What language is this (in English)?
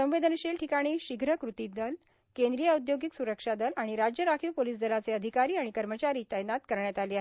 Marathi